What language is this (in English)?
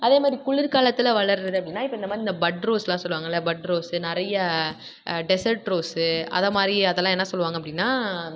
Tamil